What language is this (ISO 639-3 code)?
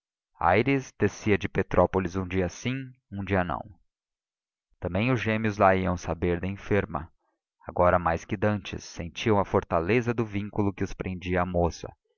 por